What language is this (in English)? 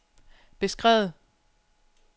Danish